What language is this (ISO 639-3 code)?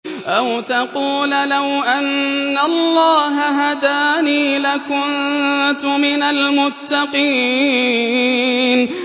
ara